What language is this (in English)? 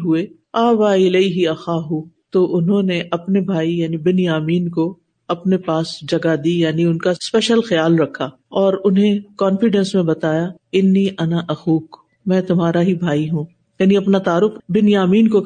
Urdu